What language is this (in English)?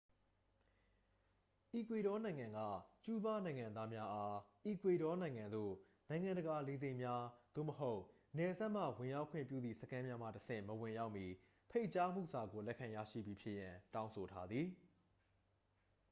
Burmese